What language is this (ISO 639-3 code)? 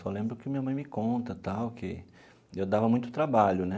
por